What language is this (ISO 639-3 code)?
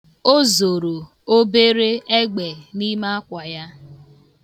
ibo